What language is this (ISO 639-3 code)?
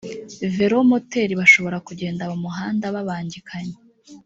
kin